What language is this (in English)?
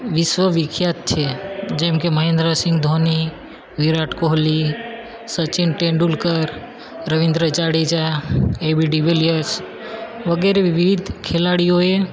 Gujarati